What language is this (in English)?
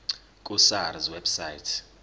Zulu